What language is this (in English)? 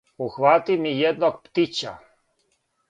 Serbian